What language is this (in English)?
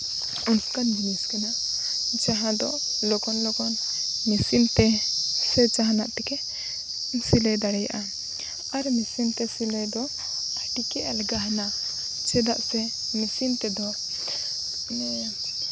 Santali